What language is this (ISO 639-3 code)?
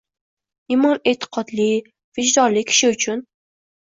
uzb